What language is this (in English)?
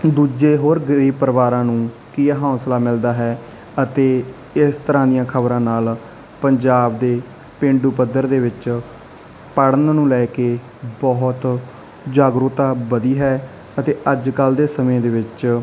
Punjabi